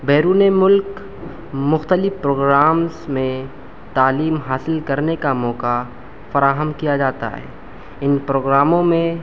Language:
Urdu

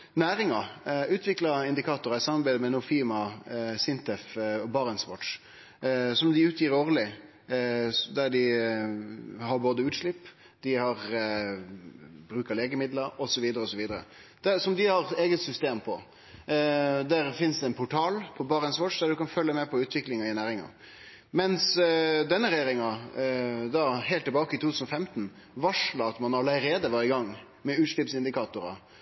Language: Norwegian Nynorsk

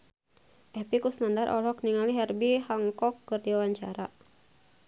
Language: Sundanese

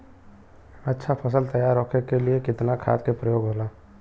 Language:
Bhojpuri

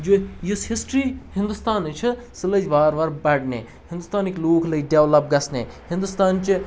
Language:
Kashmiri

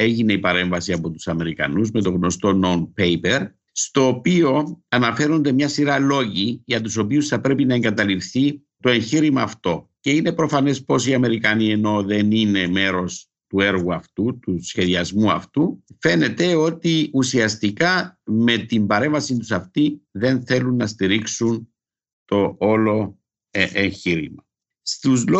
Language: Greek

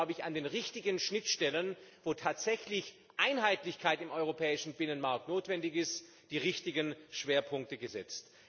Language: German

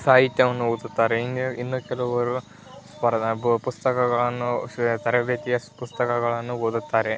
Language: Kannada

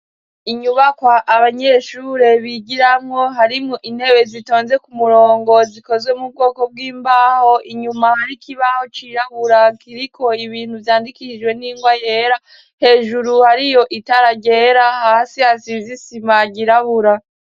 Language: Rundi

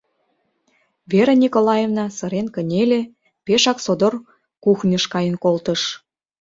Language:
Mari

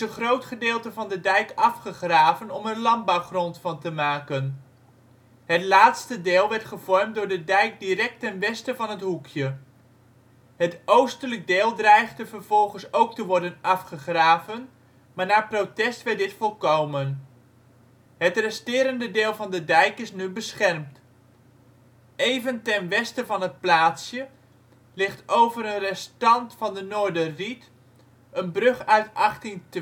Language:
Dutch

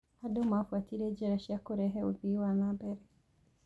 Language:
Kikuyu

